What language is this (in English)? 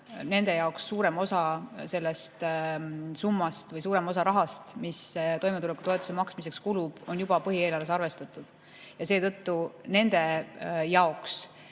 Estonian